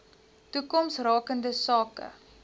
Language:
Afrikaans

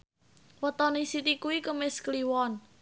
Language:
Javanese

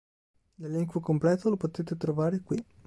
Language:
Italian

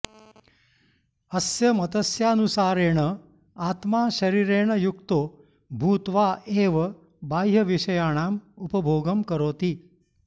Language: Sanskrit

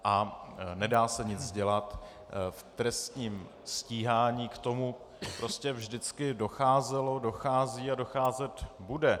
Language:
Czech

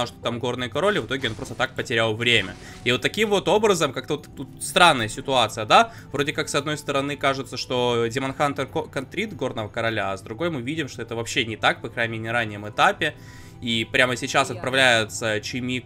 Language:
Russian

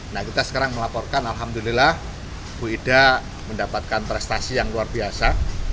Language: Indonesian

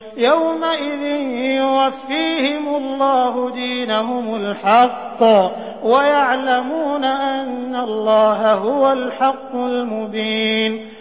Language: Arabic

